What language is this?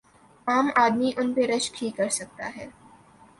Urdu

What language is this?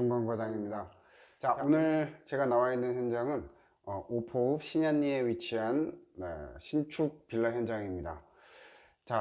Korean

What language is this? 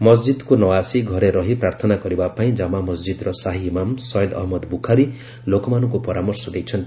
Odia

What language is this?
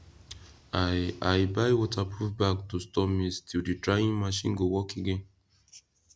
Nigerian Pidgin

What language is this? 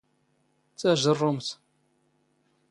Standard Moroccan Tamazight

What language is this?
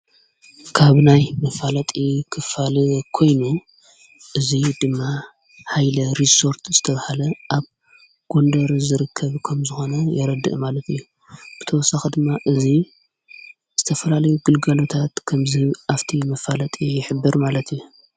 Tigrinya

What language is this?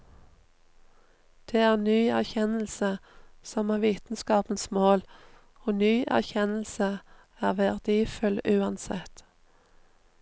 Norwegian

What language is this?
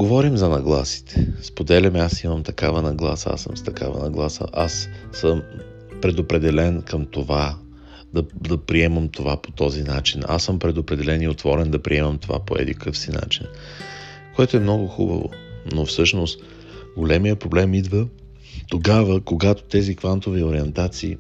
Bulgarian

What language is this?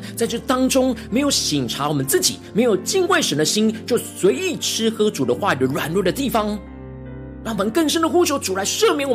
Chinese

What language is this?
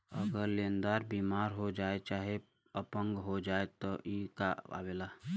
Bhojpuri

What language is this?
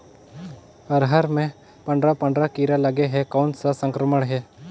Chhattisgarhi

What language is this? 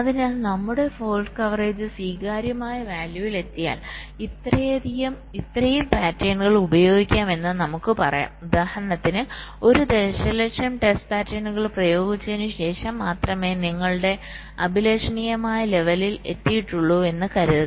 Malayalam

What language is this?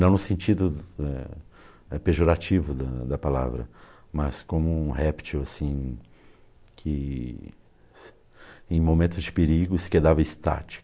Portuguese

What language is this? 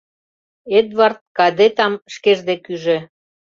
Mari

